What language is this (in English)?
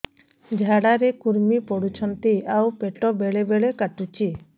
Odia